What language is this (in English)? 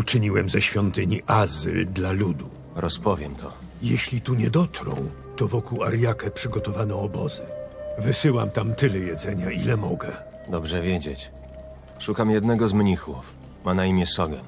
Polish